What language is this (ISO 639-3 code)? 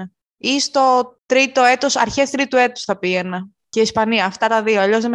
ell